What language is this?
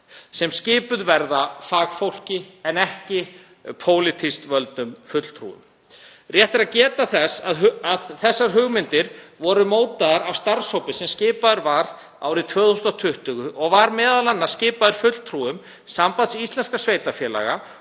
Icelandic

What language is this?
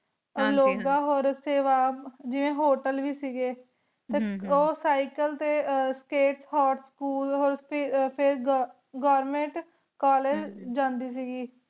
Punjabi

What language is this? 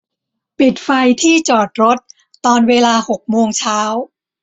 Thai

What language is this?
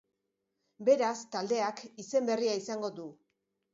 Basque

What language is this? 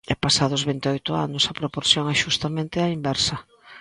Galician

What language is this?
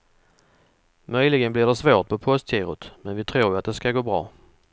Swedish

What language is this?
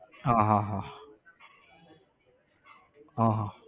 Gujarati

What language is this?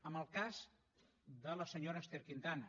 Catalan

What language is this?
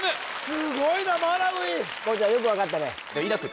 Japanese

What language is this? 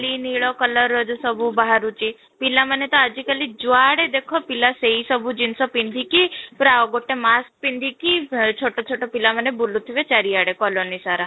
Odia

